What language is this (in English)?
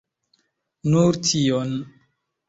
Esperanto